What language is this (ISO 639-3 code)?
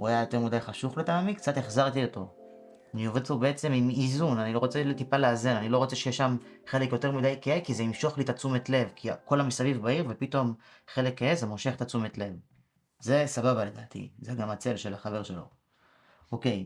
heb